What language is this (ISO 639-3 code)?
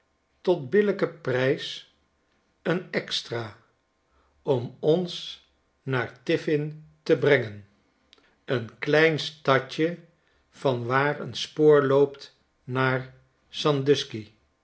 nld